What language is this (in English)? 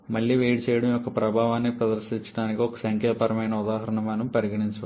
Telugu